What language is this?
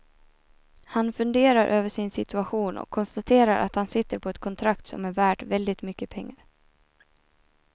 Swedish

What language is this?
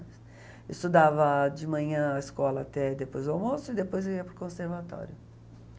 Portuguese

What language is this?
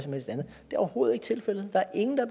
Danish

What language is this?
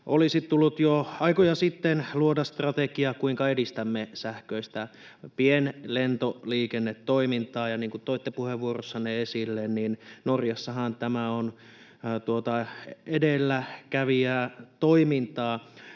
Finnish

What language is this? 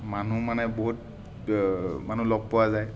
Assamese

